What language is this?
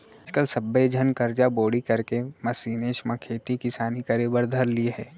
Chhattisgarhi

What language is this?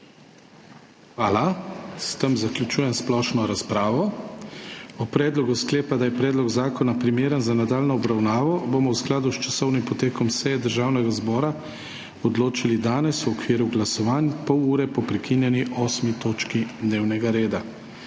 Slovenian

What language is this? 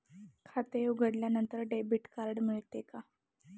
Marathi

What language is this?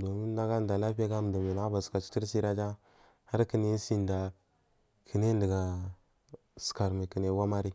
Marghi South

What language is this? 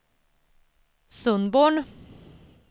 Swedish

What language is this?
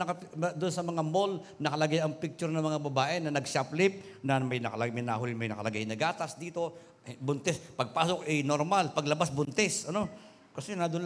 Filipino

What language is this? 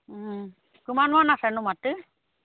Assamese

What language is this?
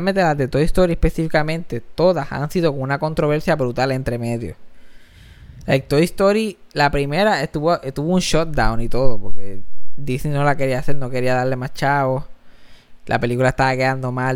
Spanish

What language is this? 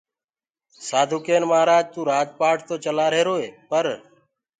Gurgula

